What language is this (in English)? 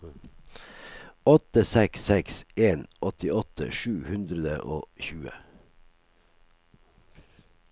Norwegian